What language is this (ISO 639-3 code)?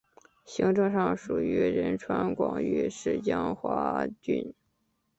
zho